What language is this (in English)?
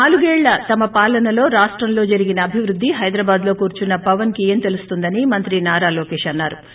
Telugu